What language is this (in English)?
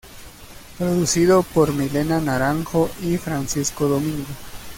Spanish